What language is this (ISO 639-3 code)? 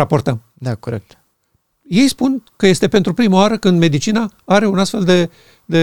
ron